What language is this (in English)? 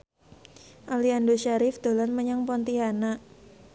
Javanese